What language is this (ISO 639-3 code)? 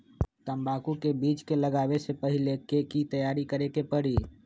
mag